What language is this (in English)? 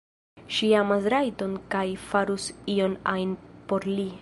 Esperanto